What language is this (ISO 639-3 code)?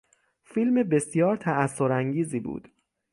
fas